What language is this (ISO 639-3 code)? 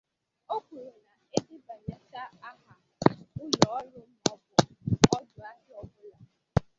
ibo